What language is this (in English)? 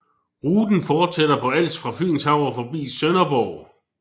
Danish